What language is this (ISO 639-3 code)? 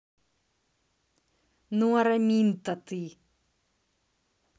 rus